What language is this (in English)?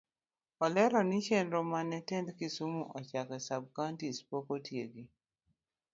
Luo (Kenya and Tanzania)